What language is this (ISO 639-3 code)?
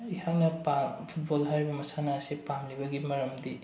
mni